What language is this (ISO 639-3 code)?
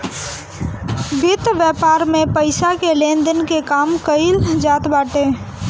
bho